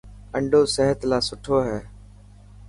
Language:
Dhatki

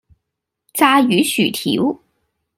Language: Cantonese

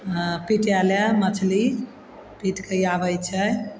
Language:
Maithili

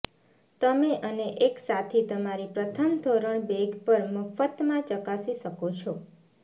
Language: Gujarati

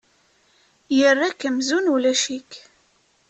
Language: Kabyle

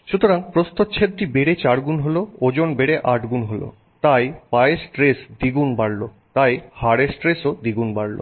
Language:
Bangla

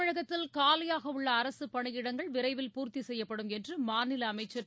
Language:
Tamil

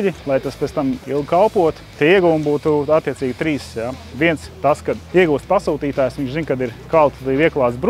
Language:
Latvian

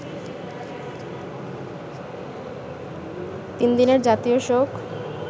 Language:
Bangla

